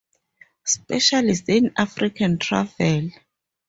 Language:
English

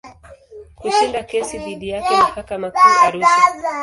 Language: Swahili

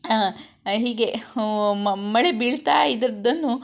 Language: Kannada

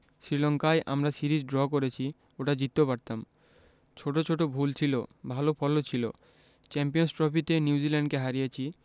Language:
Bangla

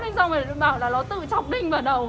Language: Vietnamese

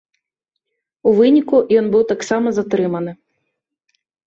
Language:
Belarusian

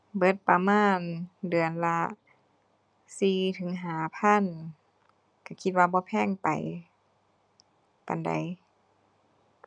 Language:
Thai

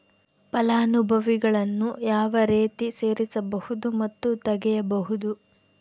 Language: Kannada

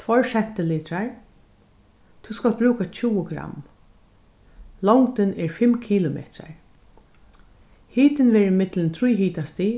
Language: Faroese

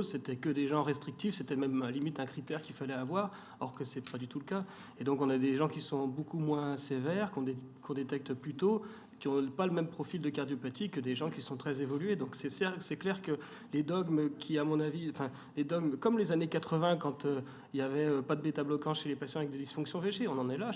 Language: French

